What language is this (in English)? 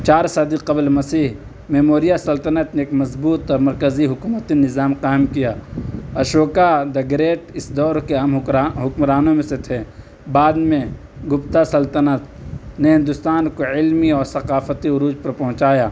Urdu